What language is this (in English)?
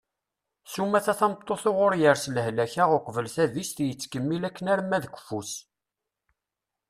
Kabyle